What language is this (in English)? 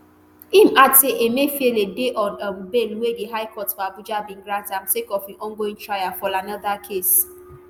Nigerian Pidgin